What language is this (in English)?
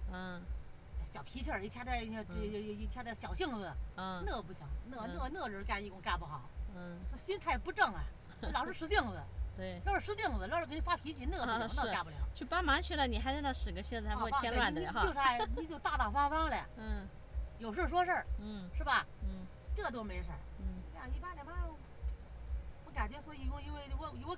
Chinese